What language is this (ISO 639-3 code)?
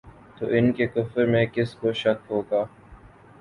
urd